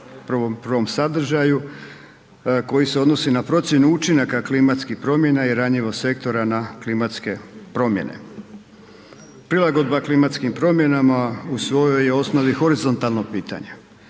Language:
Croatian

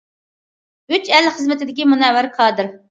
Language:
Uyghur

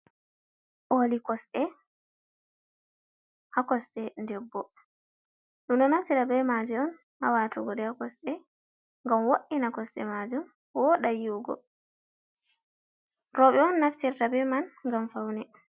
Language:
Fula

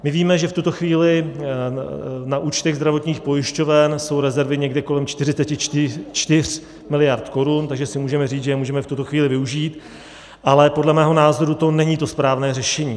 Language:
Czech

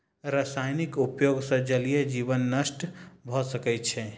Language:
Maithili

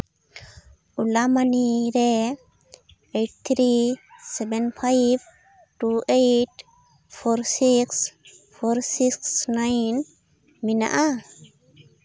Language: Santali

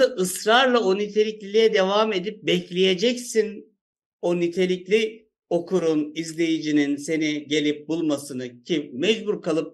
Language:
Turkish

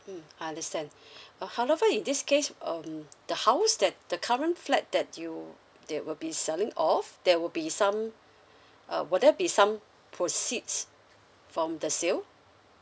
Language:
English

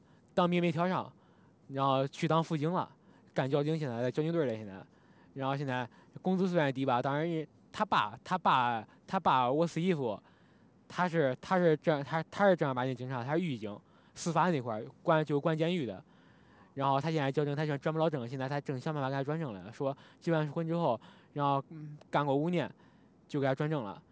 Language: Chinese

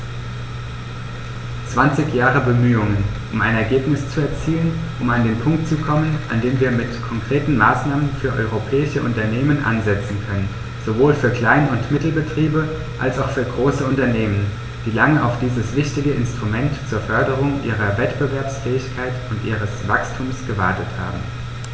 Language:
German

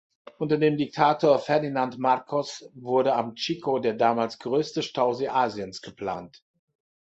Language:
German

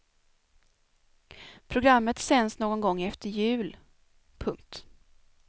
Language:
Swedish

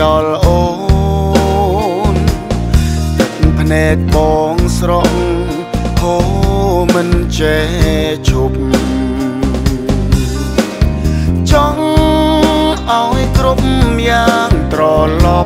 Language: Thai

